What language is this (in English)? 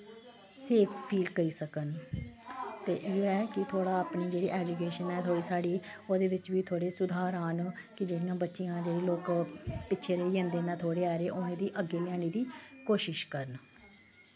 Dogri